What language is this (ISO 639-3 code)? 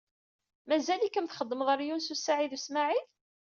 kab